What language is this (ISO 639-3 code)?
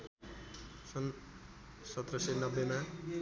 nep